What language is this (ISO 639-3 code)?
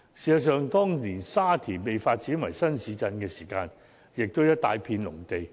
yue